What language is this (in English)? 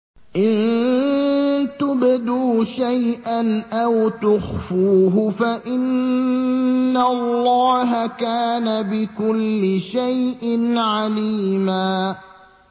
Arabic